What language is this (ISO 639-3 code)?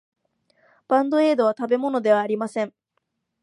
jpn